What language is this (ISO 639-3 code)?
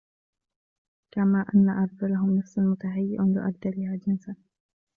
ara